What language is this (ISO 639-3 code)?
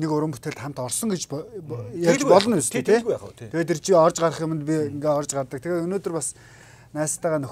tur